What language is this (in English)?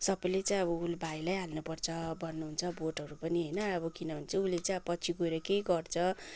Nepali